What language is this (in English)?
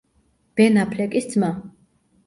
Georgian